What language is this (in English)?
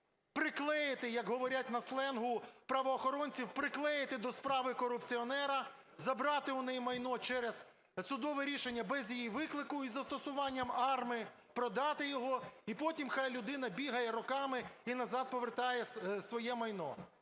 Ukrainian